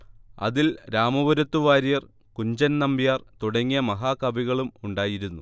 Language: Malayalam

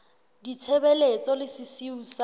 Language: Southern Sotho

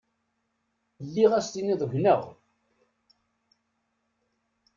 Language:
Kabyle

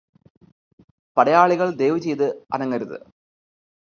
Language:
Malayalam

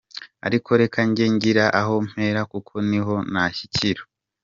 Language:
Kinyarwanda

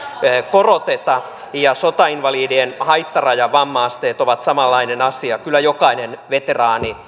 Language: Finnish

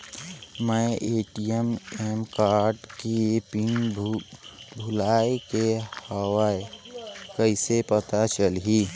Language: Chhattisgarhi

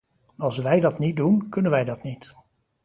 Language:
Dutch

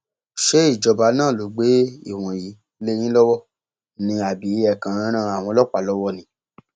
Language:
Yoruba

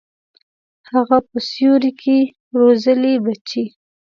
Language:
Pashto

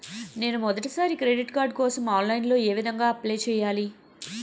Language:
Telugu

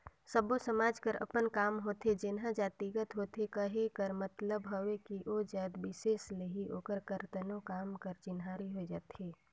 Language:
Chhattisgarhi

